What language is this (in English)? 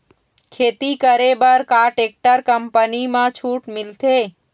Chhattisgarhi